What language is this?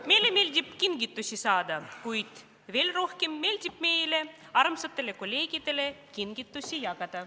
Estonian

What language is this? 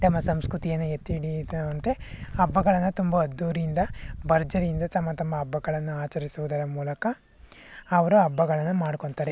Kannada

